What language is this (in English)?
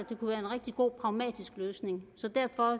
Danish